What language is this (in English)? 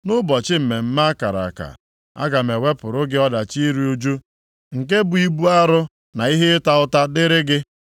Igbo